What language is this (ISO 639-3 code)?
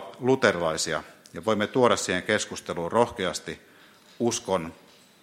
fin